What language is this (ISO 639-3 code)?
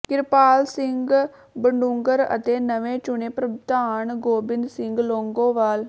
pan